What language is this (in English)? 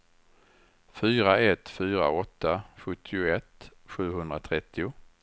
Swedish